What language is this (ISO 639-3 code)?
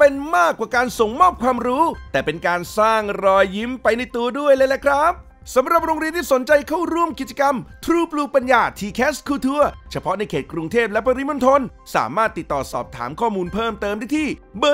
tha